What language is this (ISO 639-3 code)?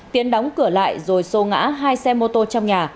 vie